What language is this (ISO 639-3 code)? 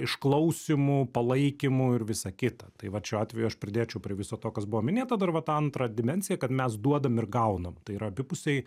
lit